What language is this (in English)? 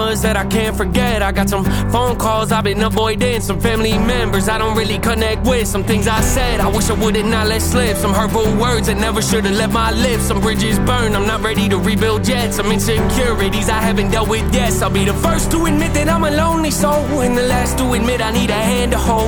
Russian